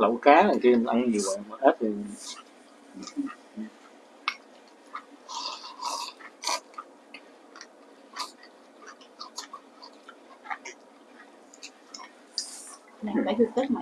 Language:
Vietnamese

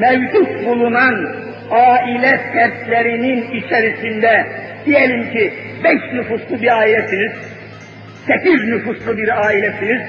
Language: Turkish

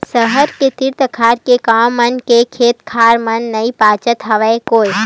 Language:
Chhattisgarhi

